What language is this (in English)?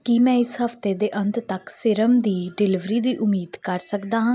Punjabi